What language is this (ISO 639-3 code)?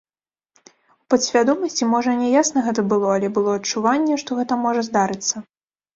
bel